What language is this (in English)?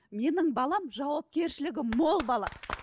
Kazakh